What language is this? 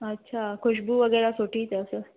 Sindhi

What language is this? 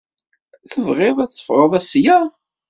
Kabyle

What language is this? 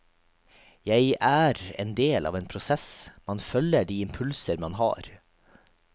Norwegian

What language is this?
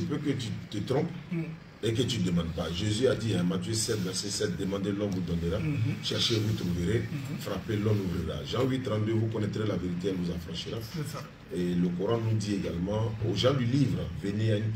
French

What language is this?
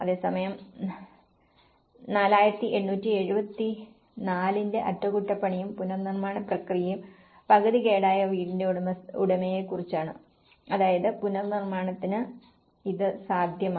Malayalam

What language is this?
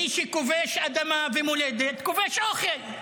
Hebrew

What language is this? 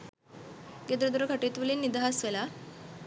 Sinhala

